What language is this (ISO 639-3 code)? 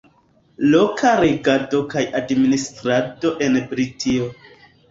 epo